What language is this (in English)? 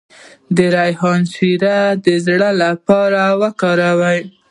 Pashto